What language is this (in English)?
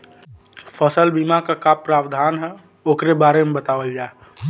Bhojpuri